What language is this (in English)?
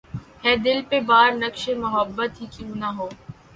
Urdu